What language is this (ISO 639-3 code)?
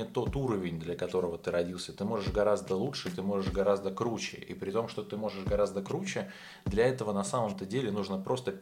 rus